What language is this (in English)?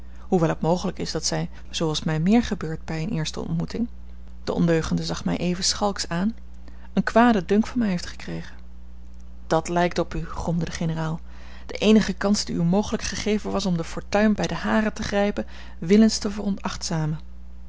Dutch